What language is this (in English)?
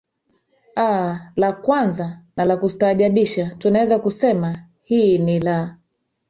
Swahili